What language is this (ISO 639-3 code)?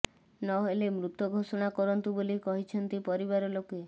ori